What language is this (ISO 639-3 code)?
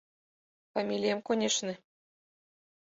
chm